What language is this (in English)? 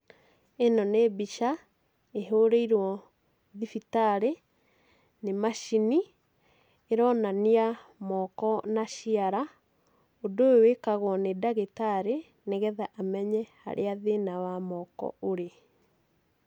Kikuyu